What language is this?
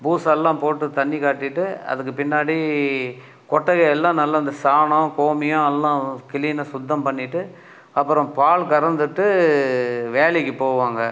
Tamil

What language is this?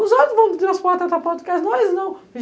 Portuguese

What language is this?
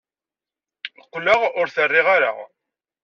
Kabyle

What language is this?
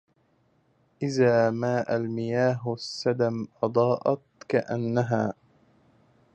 Arabic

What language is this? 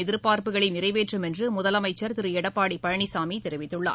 Tamil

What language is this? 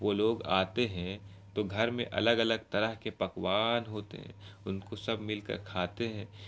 Urdu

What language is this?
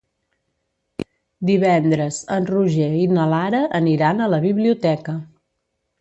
Catalan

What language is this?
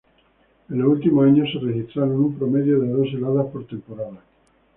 Spanish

